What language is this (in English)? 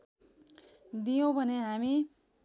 Nepali